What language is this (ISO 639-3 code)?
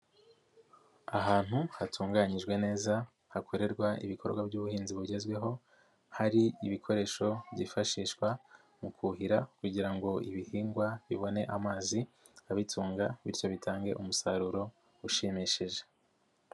kin